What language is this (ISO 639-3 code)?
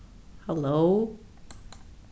fao